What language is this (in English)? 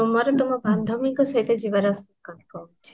Odia